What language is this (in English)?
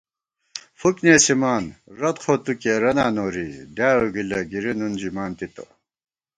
Gawar-Bati